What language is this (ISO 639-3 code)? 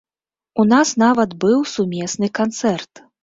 bel